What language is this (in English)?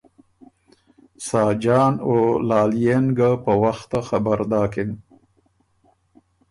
Ormuri